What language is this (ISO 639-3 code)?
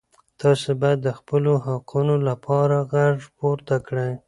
pus